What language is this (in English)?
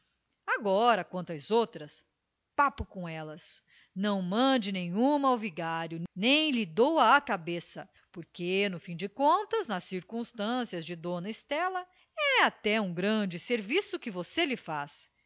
Portuguese